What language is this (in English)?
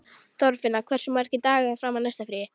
Icelandic